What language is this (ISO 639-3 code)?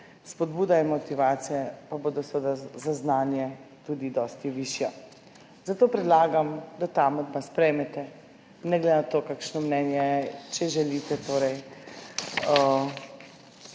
slv